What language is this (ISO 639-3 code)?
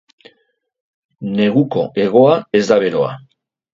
eus